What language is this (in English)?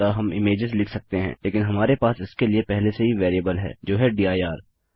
Hindi